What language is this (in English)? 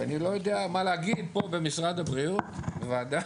Hebrew